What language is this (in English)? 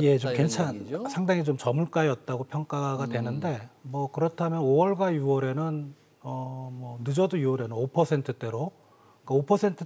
Korean